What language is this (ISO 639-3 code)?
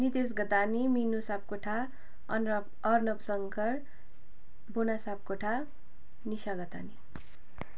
nep